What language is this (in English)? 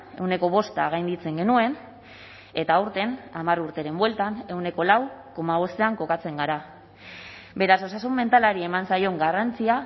Basque